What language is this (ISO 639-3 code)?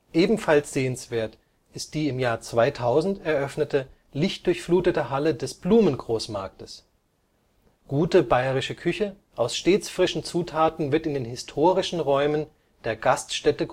deu